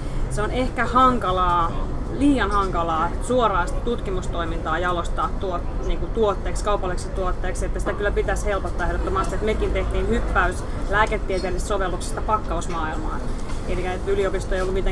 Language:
Finnish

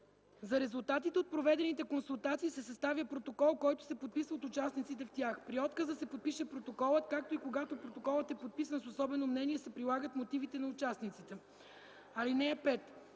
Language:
Bulgarian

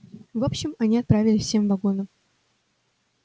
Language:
Russian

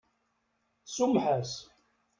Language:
Kabyle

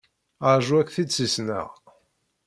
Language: Kabyle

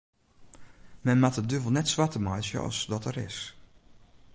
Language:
Western Frisian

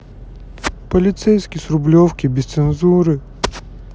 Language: Russian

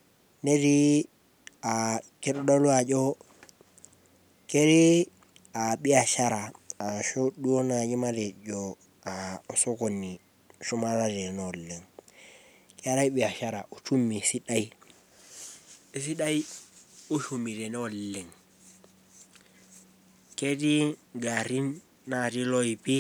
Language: Masai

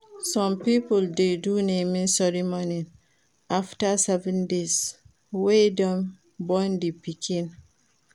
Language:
Nigerian Pidgin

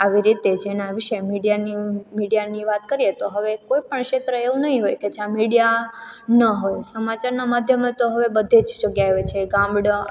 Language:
Gujarati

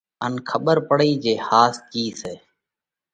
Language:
Parkari Koli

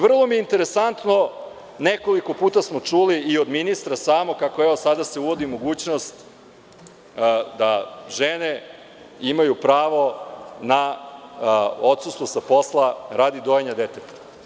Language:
Serbian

